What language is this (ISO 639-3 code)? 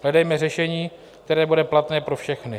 ces